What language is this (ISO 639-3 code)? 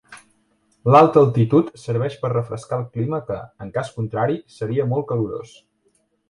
cat